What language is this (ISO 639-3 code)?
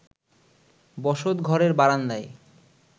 ben